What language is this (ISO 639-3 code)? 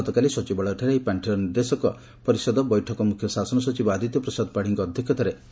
ori